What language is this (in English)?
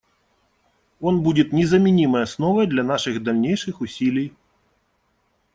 Russian